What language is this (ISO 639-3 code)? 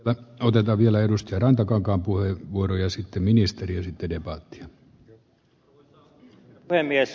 fin